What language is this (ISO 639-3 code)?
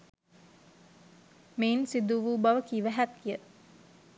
sin